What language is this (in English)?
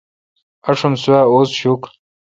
Kalkoti